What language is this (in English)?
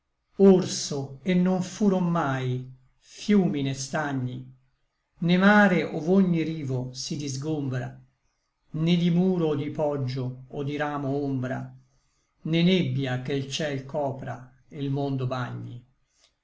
Italian